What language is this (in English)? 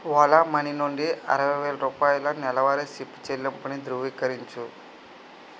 Telugu